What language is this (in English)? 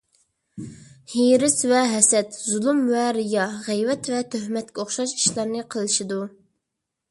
Uyghur